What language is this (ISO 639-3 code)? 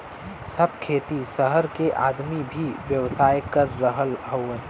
bho